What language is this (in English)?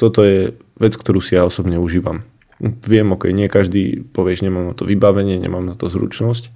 Slovak